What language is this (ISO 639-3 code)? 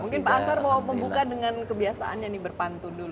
ind